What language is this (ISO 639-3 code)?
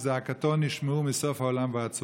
heb